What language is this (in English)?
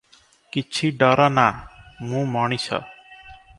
Odia